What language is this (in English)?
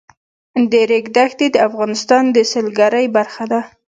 Pashto